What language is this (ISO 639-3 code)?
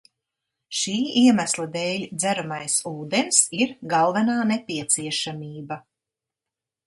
lav